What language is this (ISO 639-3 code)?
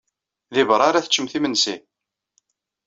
kab